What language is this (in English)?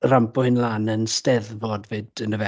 Welsh